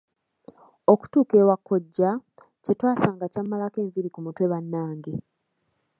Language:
Ganda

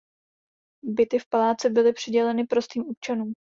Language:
Czech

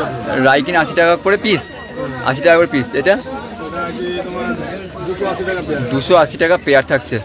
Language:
Bangla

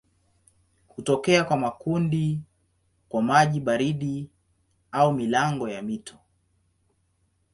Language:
Swahili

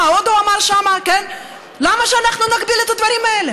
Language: Hebrew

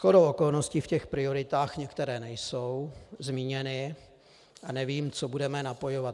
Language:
Czech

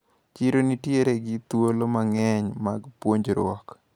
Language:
Luo (Kenya and Tanzania)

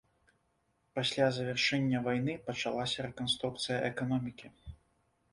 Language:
Belarusian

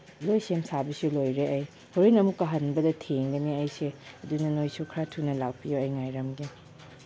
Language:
Manipuri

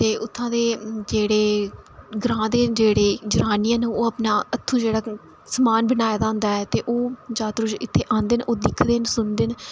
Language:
Dogri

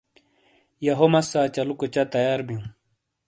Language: Shina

